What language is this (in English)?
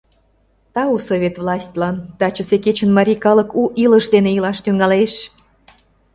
Mari